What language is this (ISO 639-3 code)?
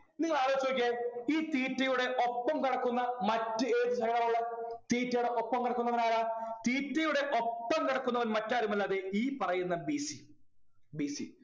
mal